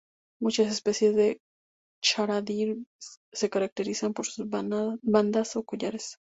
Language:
Spanish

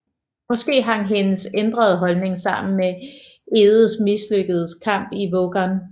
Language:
Danish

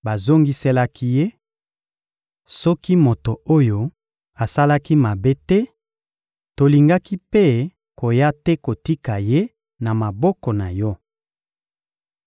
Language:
Lingala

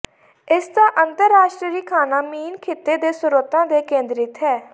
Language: Punjabi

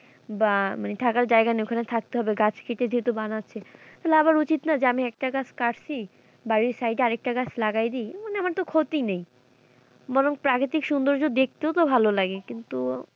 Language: Bangla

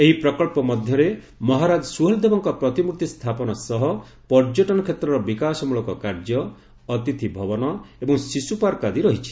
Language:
Odia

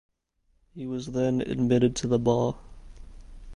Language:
English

